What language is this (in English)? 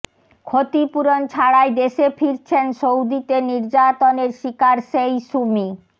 Bangla